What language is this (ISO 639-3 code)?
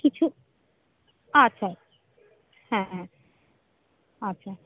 ben